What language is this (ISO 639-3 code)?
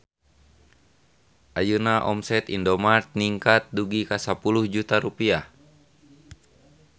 sun